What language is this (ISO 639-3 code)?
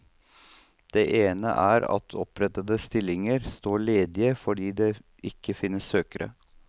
nor